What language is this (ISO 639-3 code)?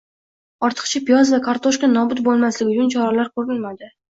uzb